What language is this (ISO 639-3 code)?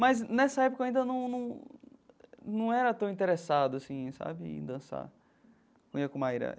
por